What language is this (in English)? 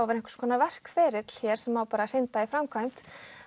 Icelandic